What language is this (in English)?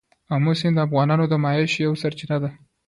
Pashto